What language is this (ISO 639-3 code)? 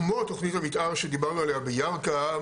heb